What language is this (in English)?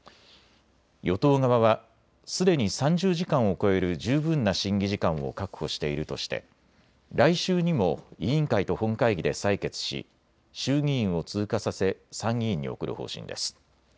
Japanese